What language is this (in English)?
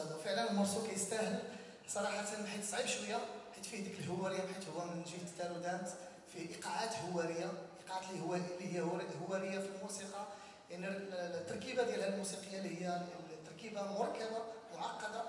Arabic